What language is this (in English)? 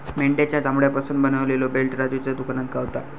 Marathi